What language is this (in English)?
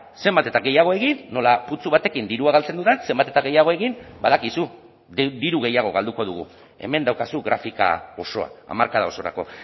Basque